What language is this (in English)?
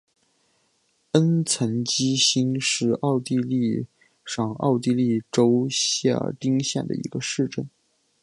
Chinese